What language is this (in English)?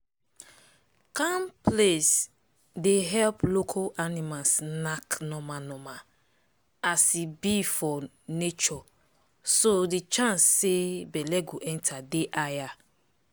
Nigerian Pidgin